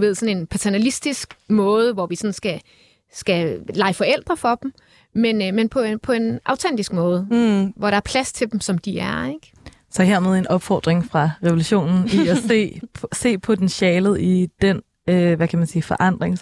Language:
Danish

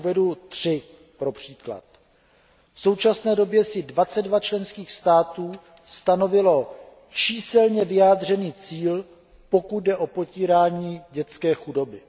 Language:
Czech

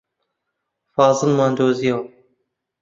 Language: Central Kurdish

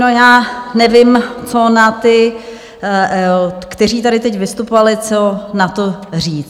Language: Czech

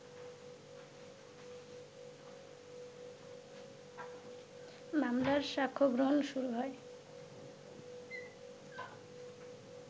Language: Bangla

